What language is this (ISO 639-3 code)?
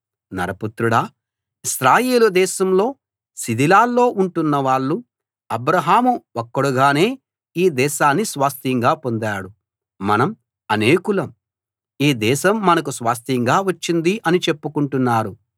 tel